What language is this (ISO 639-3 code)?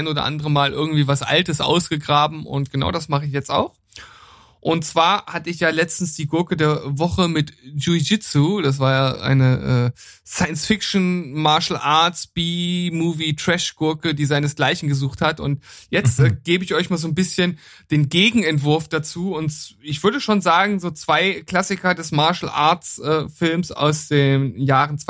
deu